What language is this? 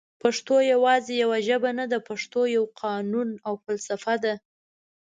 Pashto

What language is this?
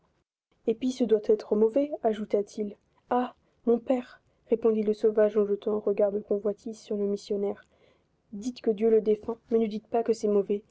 French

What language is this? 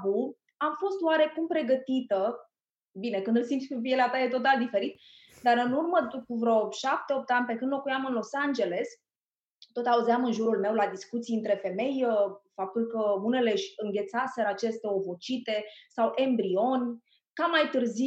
Romanian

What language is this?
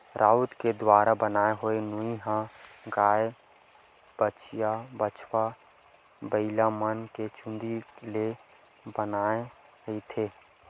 Chhattisgarhi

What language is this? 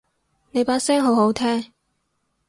Cantonese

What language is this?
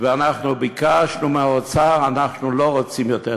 Hebrew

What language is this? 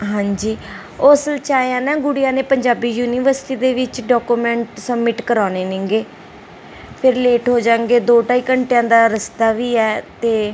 Punjabi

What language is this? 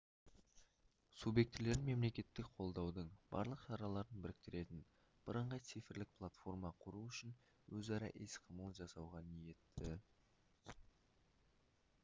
Kazakh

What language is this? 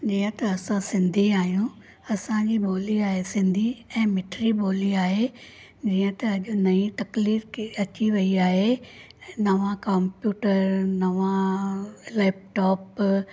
Sindhi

